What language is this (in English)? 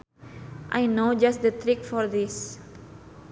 Sundanese